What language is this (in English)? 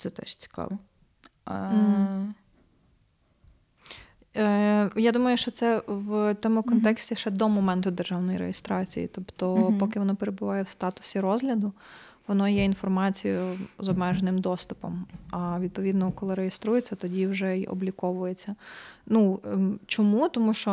Ukrainian